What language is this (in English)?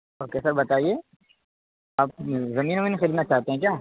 Urdu